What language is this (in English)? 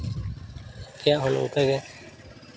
Santali